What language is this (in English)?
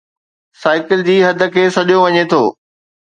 Sindhi